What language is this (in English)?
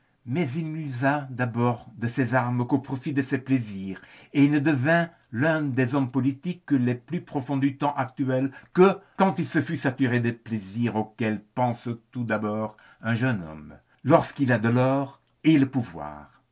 French